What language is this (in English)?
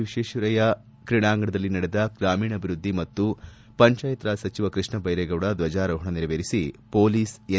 Kannada